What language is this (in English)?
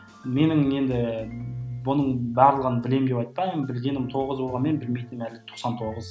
Kazakh